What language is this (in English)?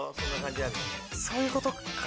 Japanese